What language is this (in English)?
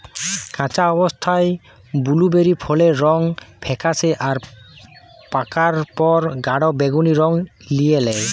Bangla